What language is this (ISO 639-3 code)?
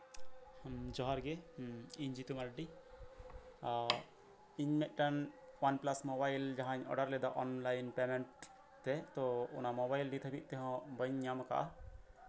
sat